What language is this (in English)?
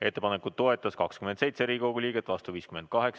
Estonian